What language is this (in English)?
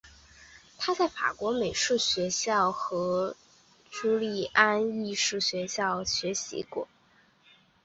Chinese